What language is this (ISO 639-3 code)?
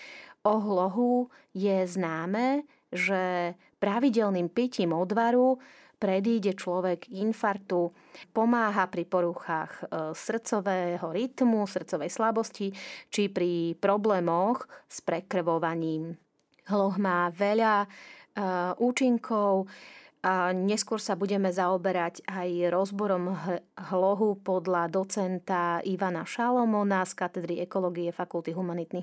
slk